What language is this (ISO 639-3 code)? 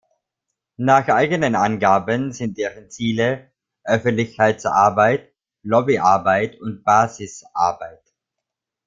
deu